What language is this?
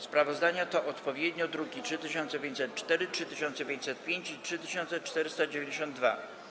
Polish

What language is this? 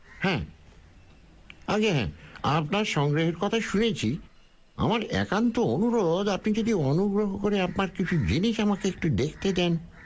Bangla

